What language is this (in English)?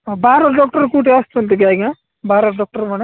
Odia